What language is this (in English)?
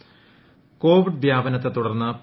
Malayalam